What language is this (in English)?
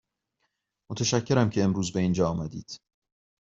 Persian